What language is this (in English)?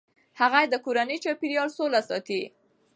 Pashto